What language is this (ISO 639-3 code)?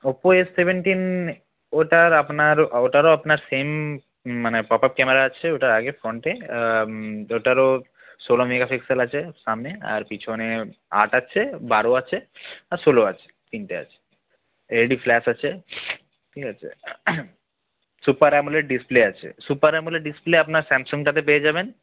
ben